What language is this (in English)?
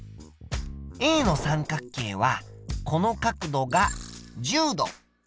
Japanese